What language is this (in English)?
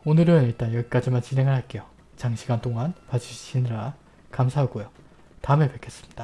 Korean